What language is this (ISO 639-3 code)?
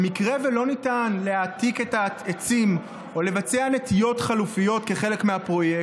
heb